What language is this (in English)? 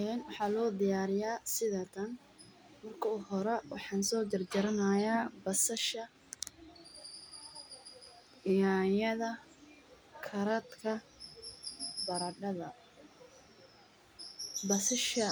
Somali